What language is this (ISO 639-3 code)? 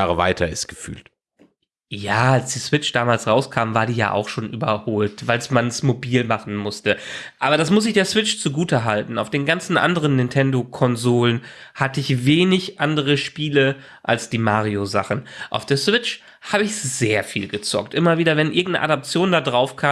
deu